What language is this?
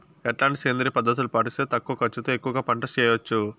Telugu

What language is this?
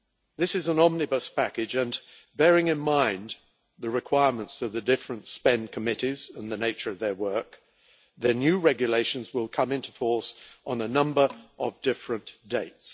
English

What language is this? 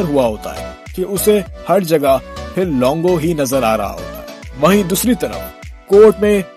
Urdu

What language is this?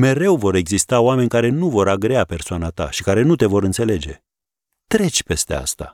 Romanian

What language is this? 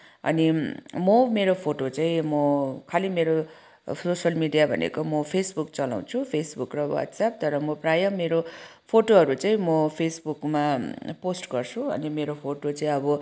Nepali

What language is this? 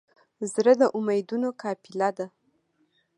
Pashto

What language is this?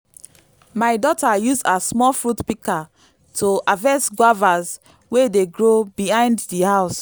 Nigerian Pidgin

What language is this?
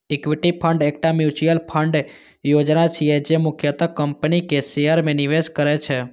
Maithili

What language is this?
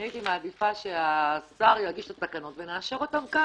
Hebrew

